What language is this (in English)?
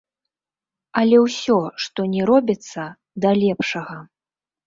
Belarusian